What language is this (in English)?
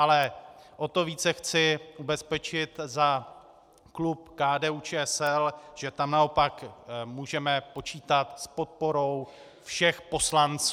Czech